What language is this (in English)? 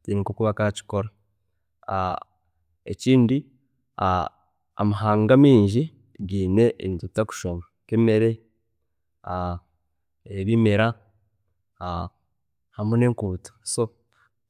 Chiga